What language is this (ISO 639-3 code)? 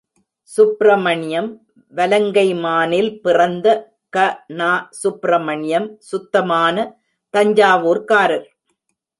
tam